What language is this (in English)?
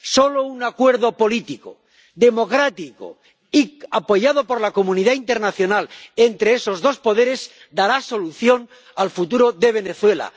Spanish